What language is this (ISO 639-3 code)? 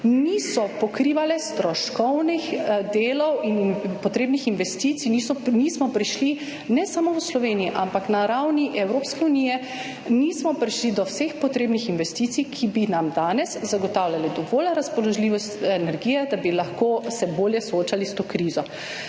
slv